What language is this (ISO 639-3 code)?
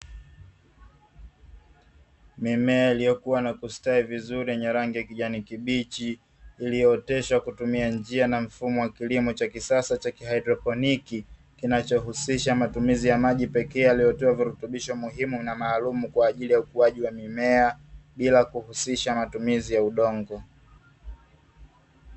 swa